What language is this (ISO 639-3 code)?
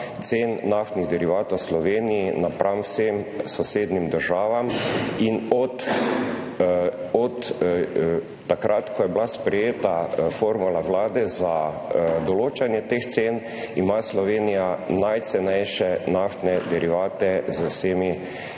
slv